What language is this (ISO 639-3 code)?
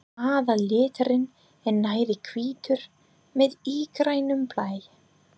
isl